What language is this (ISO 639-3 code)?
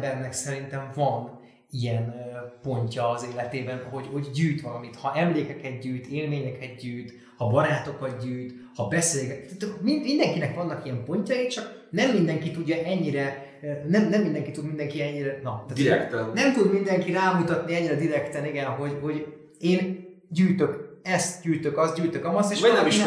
hun